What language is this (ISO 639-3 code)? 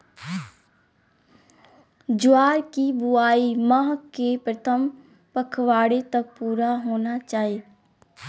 mag